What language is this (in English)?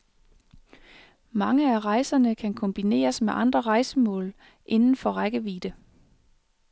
Danish